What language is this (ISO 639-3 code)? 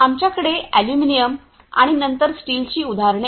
mar